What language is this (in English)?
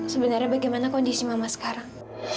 Indonesian